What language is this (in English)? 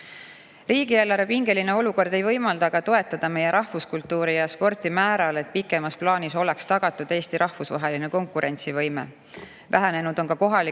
Estonian